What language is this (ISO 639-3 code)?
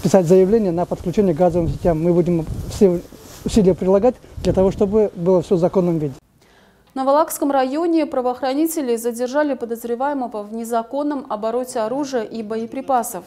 rus